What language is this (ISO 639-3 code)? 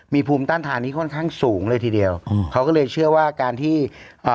tha